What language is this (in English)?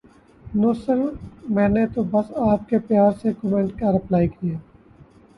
Urdu